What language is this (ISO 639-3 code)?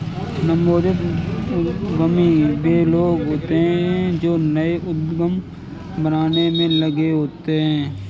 hin